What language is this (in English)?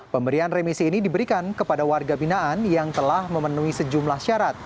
Indonesian